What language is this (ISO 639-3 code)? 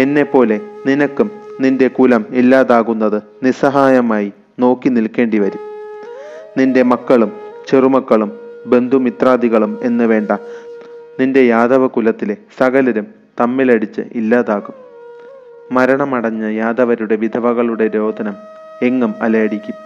mal